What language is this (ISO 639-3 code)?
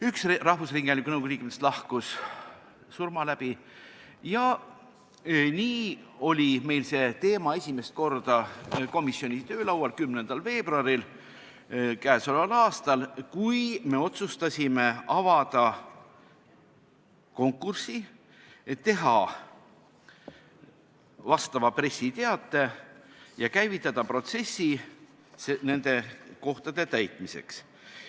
est